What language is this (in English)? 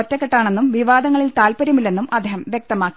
Malayalam